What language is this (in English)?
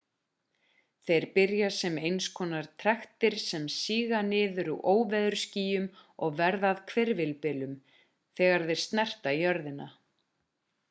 Icelandic